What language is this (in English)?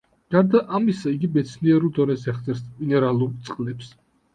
Georgian